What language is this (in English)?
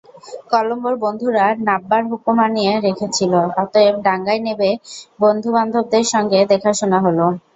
Bangla